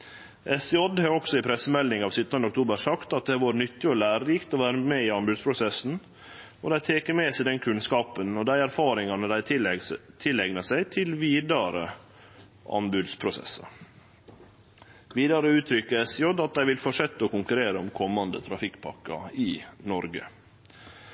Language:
Norwegian Nynorsk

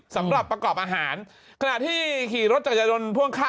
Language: Thai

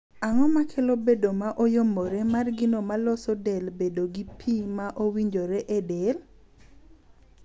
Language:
Luo (Kenya and Tanzania)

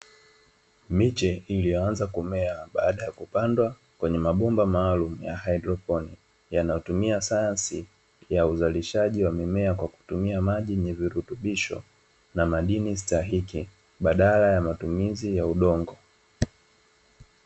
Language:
Swahili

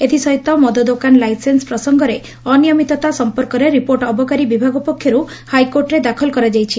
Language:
Odia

